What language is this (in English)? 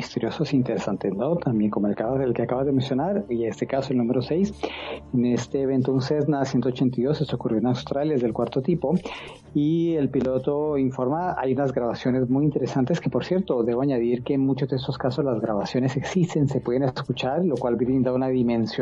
Spanish